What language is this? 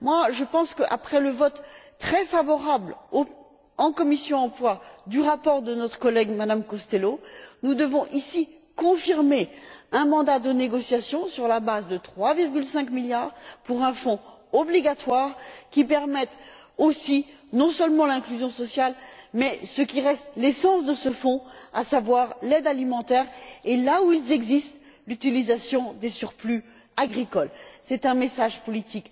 French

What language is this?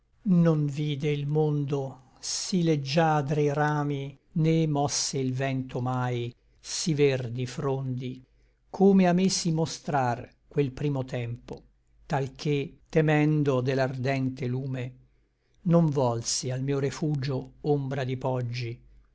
Italian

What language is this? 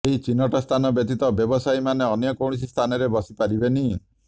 Odia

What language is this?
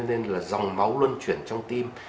Vietnamese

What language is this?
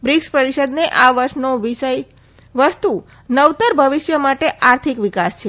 Gujarati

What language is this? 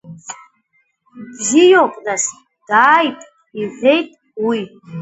Abkhazian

